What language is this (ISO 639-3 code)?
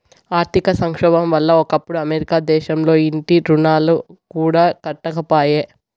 tel